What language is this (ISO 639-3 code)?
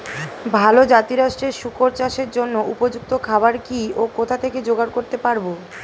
ben